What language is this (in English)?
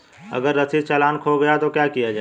Hindi